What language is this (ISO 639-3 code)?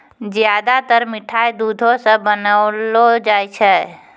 mai